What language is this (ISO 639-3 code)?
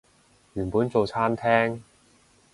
yue